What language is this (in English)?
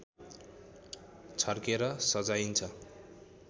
Nepali